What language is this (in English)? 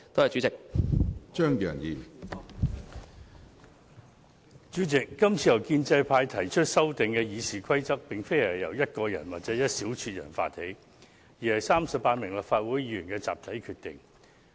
Cantonese